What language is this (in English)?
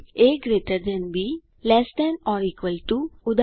Gujarati